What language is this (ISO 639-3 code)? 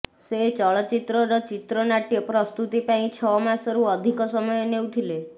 ori